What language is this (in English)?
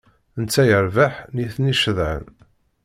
Kabyle